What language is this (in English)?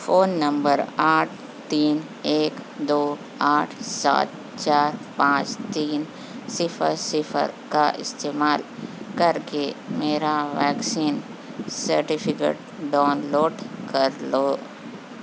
Urdu